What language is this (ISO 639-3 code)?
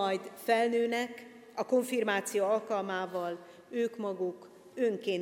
hun